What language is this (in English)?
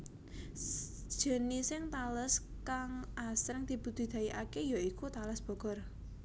Javanese